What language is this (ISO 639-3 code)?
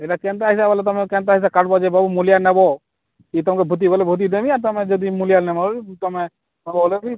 ori